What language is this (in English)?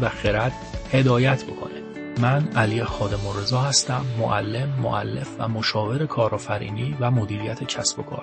Persian